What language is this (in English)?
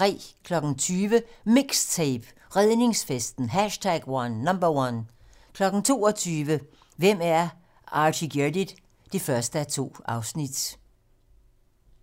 Danish